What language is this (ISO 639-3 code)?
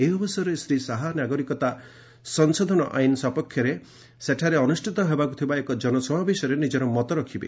ori